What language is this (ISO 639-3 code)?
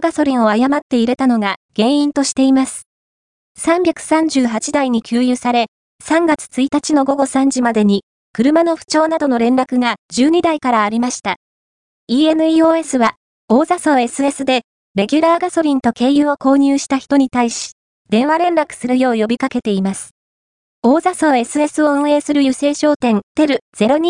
jpn